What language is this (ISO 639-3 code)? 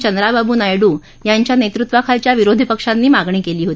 mar